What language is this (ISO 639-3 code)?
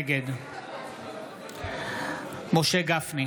heb